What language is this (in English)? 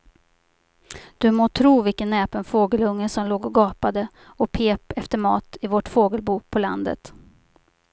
Swedish